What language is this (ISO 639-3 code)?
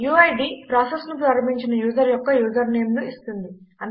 tel